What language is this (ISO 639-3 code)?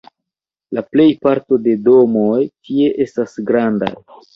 epo